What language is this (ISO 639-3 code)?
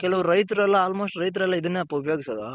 kan